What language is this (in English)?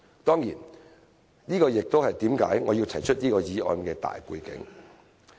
Cantonese